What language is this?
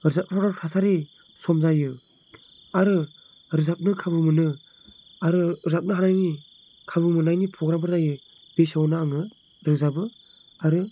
Bodo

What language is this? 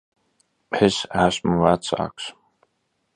Latvian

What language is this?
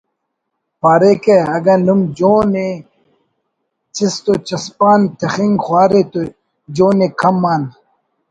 Brahui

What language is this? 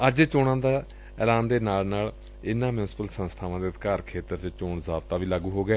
Punjabi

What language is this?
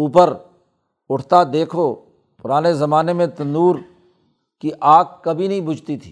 Urdu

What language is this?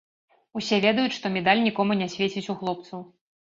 Belarusian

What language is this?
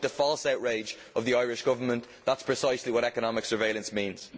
English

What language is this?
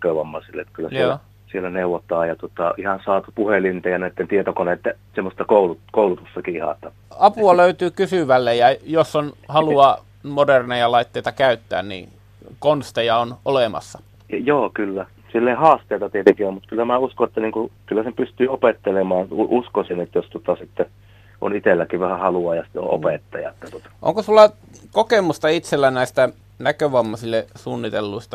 Finnish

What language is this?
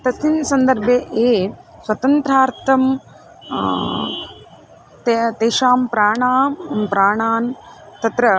Sanskrit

